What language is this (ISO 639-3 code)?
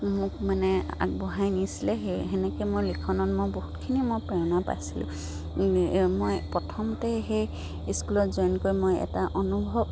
asm